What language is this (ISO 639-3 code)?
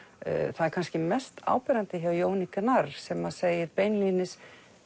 isl